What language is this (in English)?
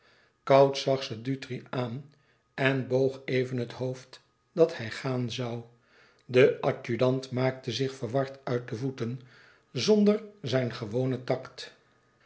Dutch